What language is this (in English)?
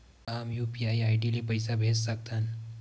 Chhattisgarhi